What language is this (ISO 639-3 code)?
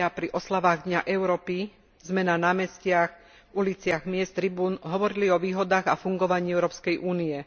slk